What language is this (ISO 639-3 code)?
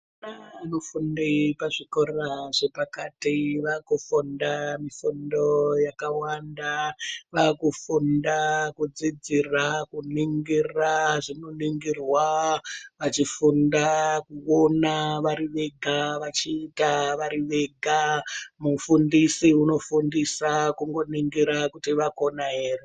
ndc